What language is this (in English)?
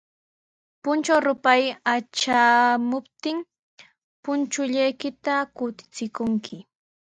Sihuas Ancash Quechua